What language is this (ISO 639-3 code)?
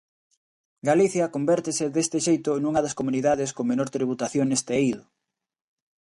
glg